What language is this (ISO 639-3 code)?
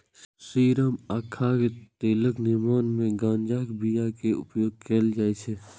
mai